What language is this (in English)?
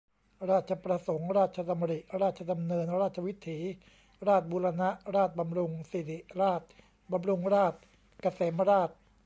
Thai